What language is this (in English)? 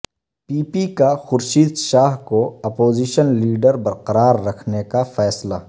Urdu